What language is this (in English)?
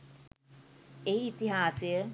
Sinhala